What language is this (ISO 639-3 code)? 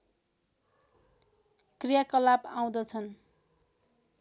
nep